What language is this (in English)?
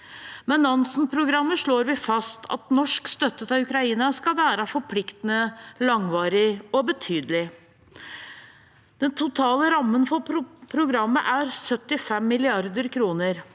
Norwegian